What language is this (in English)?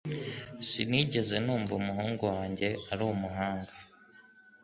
Kinyarwanda